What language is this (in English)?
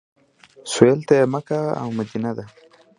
Pashto